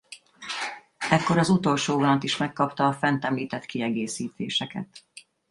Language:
Hungarian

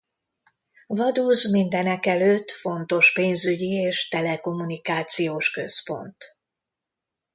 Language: Hungarian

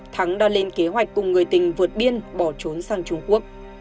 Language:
Vietnamese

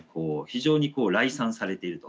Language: Japanese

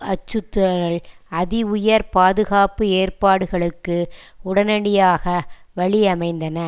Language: Tamil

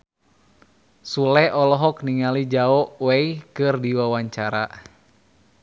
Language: Sundanese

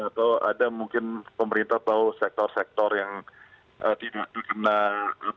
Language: Indonesian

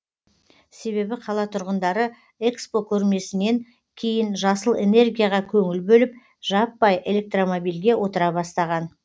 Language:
Kazakh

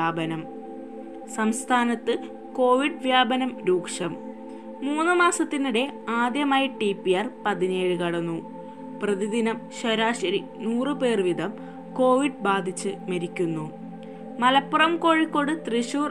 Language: Malayalam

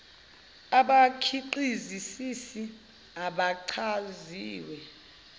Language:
Zulu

